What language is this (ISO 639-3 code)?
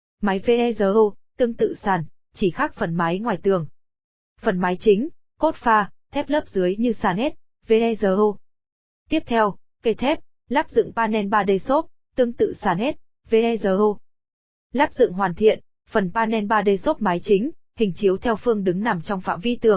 vie